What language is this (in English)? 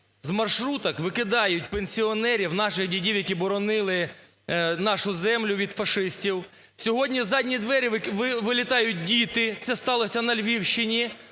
Ukrainian